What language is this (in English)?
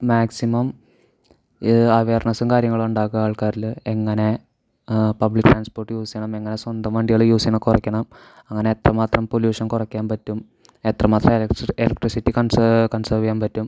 Malayalam